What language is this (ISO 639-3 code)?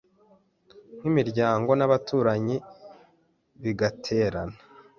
kin